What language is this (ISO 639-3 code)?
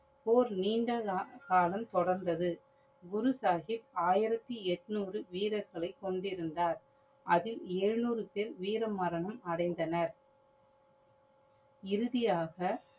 tam